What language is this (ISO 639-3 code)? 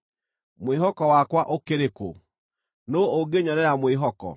kik